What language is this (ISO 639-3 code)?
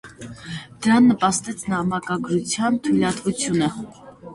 hye